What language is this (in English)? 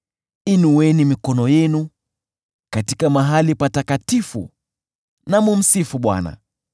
Swahili